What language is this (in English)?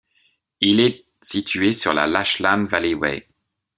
French